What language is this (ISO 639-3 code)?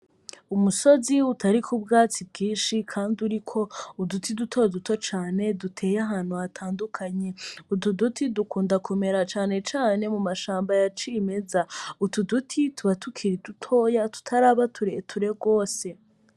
run